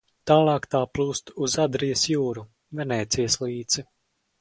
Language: Latvian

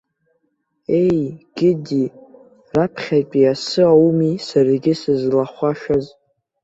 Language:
Abkhazian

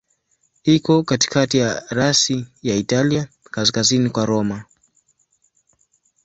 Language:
Swahili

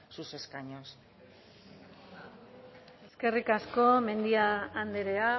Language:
Basque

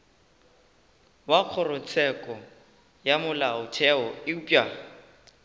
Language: Northern Sotho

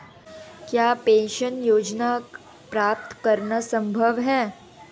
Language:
Hindi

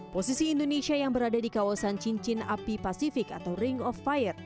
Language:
Indonesian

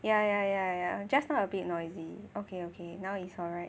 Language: English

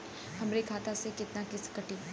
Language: Bhojpuri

